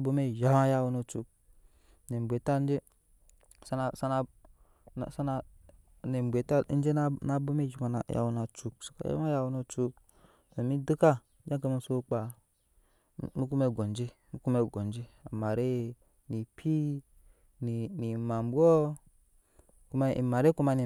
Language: Nyankpa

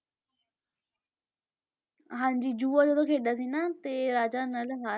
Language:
Punjabi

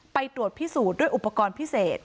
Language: Thai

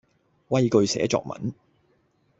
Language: Cantonese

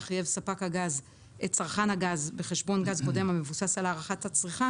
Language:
Hebrew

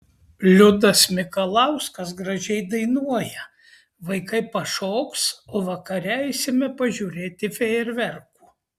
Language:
Lithuanian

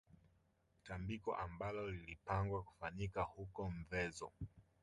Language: Swahili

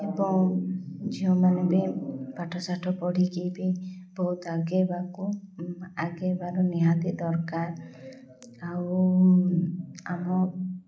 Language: Odia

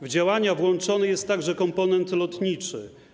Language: Polish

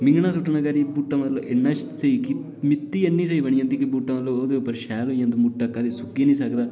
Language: Dogri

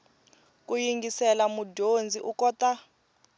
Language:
Tsonga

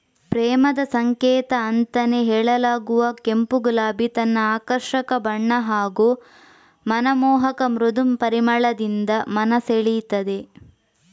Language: Kannada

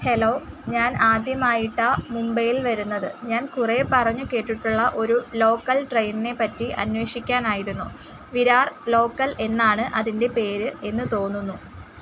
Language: Malayalam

